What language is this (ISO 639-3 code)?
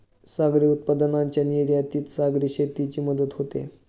mar